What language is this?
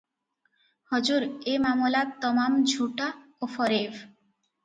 Odia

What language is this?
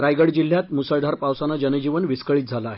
Marathi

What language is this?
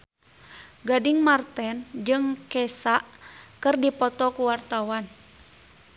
Sundanese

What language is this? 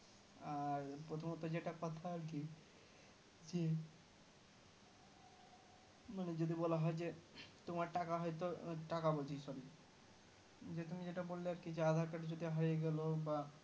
Bangla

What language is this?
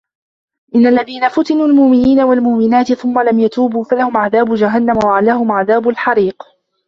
Arabic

